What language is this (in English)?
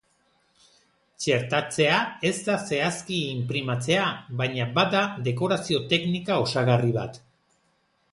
Basque